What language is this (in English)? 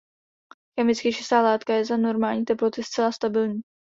Czech